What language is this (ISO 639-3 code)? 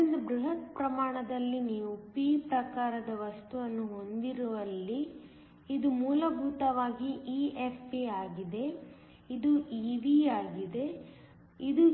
kan